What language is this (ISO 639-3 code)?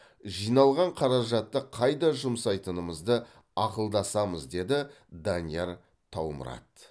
kaz